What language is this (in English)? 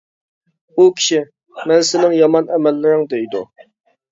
Uyghur